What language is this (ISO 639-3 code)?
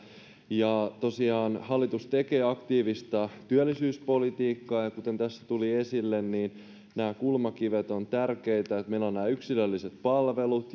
fin